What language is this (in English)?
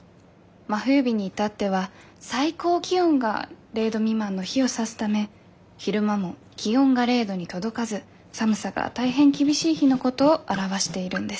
Japanese